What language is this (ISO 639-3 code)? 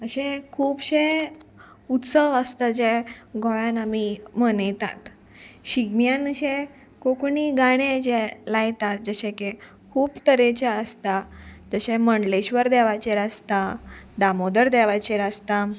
kok